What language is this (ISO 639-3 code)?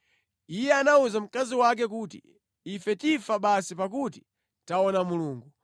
nya